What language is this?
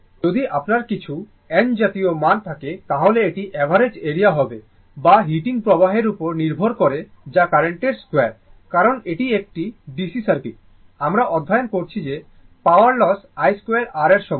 Bangla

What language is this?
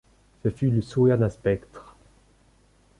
French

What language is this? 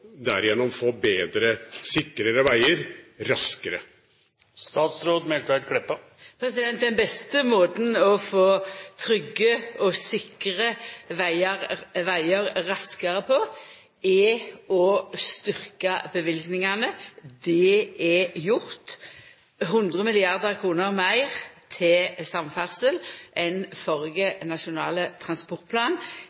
Norwegian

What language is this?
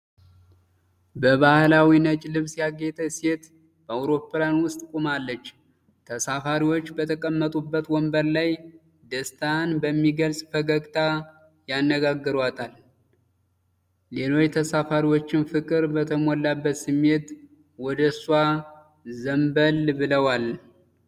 Amharic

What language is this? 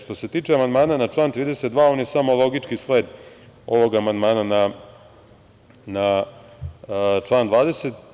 Serbian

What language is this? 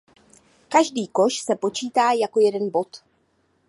Czech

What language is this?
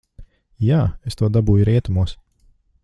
Latvian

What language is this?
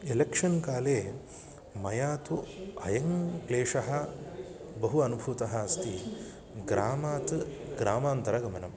Sanskrit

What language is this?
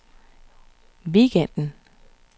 Danish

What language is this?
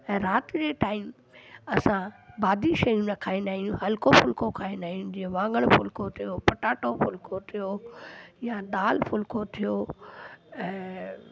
Sindhi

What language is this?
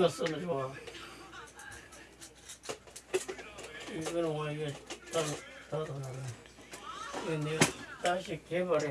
Korean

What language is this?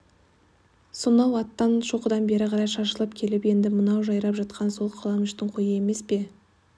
Kazakh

